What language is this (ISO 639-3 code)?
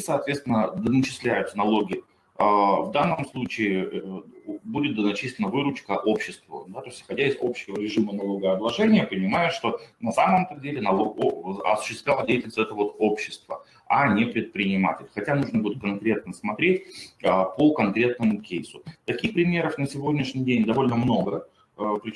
rus